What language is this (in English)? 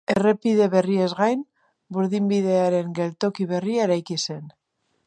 Basque